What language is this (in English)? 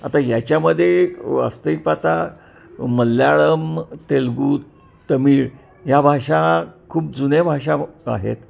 Marathi